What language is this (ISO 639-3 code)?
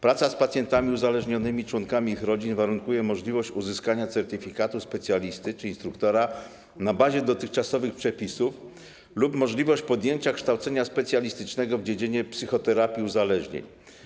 pol